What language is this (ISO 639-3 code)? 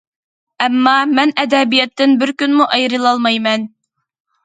uig